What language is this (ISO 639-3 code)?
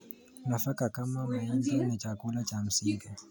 kln